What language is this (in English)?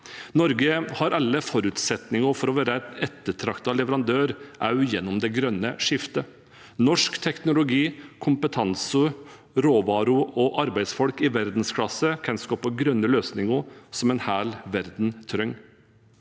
Norwegian